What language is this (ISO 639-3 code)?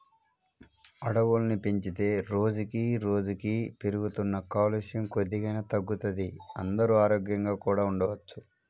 tel